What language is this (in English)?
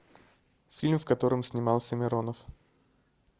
Russian